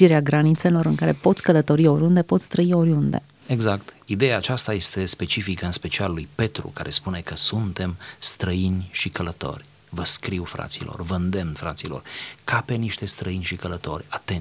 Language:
Romanian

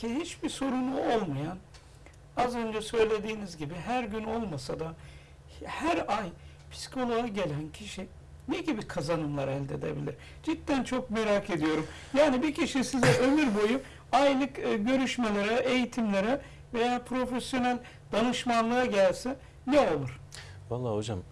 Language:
Turkish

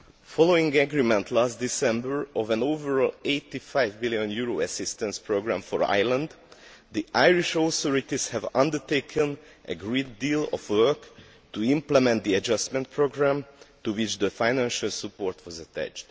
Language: English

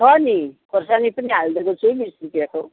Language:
Nepali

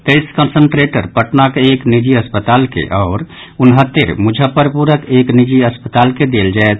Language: Maithili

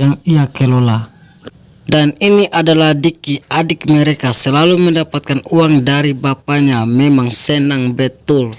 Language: Indonesian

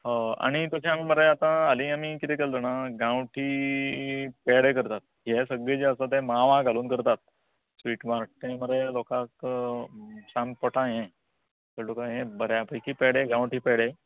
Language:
Konkani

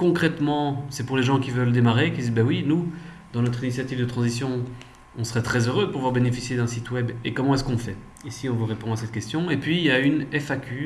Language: French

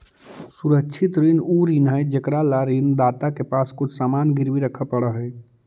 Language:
Magahi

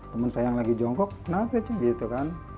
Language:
Indonesian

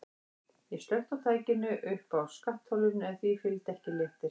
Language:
Icelandic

